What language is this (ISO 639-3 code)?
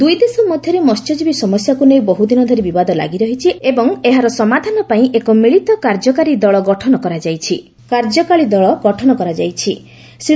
ori